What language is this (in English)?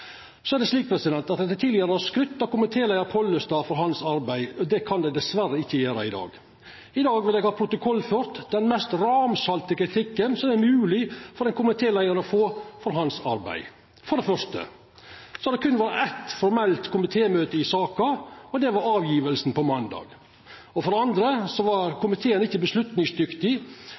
Norwegian Nynorsk